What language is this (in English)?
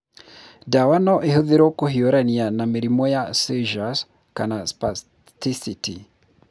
Kikuyu